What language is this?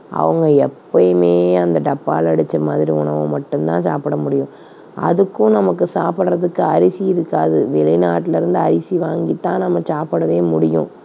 Tamil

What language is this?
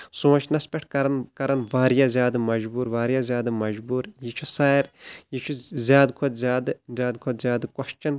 Kashmiri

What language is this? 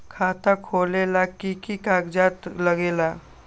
Magahi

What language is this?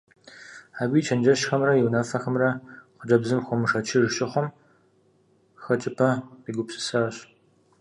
Kabardian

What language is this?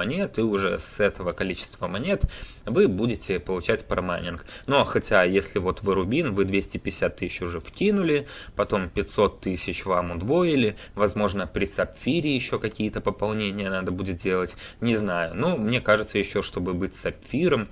Russian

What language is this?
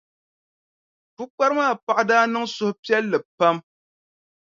Dagbani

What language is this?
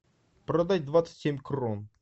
Russian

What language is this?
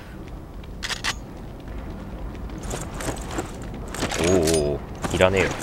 Japanese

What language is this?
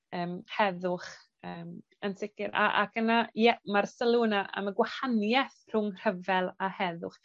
Welsh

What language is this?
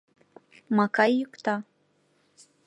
Mari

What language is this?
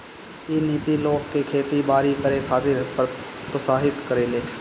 Bhojpuri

